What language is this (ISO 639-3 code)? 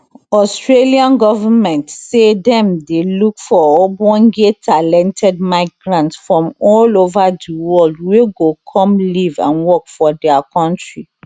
pcm